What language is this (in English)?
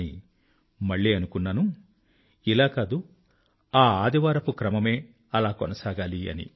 Telugu